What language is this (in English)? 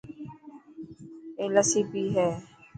Dhatki